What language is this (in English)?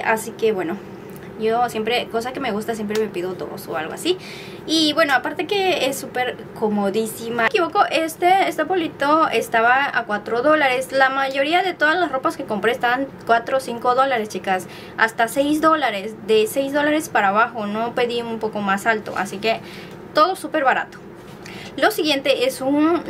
Spanish